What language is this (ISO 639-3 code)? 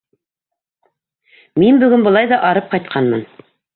bak